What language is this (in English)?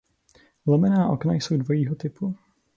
Czech